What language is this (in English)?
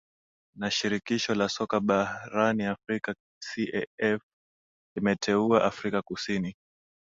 Swahili